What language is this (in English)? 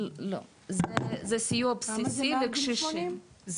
Hebrew